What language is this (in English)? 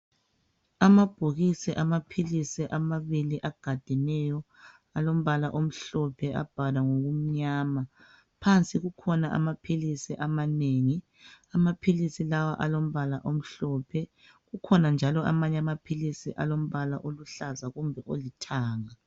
North Ndebele